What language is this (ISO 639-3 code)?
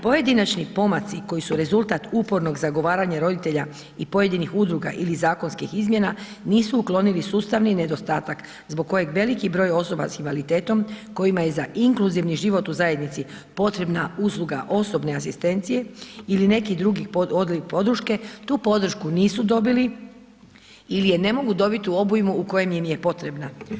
hrv